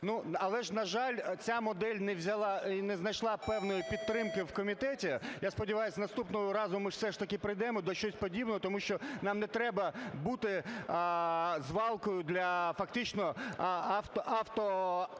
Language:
Ukrainian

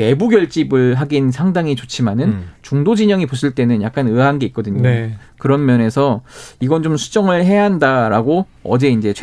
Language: Korean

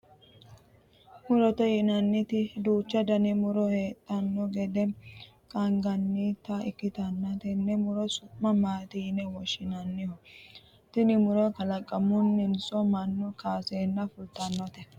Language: Sidamo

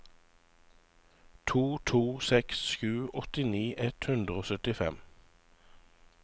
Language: Norwegian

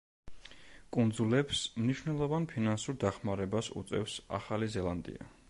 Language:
Georgian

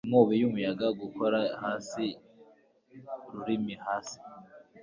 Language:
Kinyarwanda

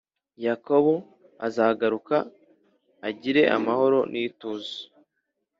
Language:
Kinyarwanda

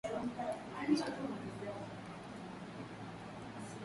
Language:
Swahili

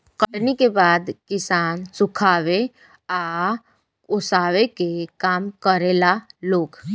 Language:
Bhojpuri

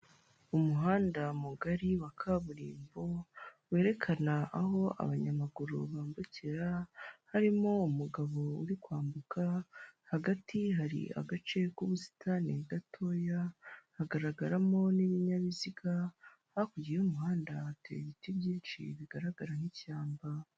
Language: Kinyarwanda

